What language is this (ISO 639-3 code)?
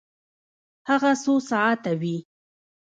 pus